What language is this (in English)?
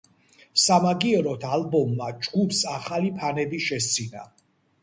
Georgian